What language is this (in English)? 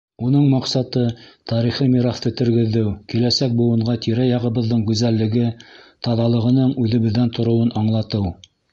Bashkir